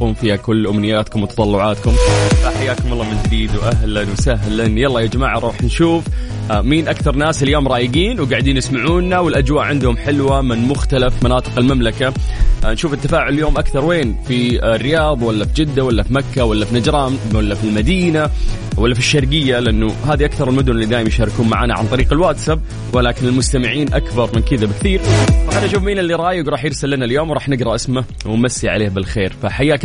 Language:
Arabic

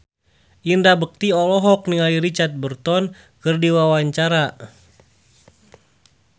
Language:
Sundanese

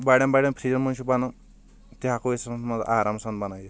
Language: Kashmiri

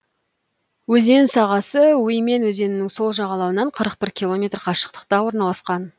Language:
Kazakh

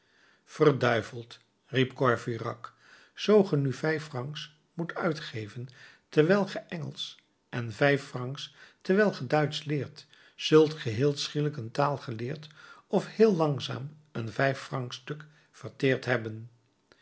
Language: Dutch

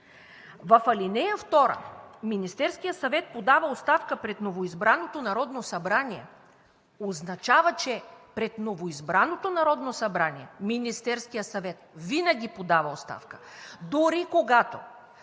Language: Bulgarian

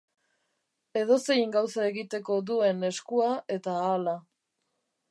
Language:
Basque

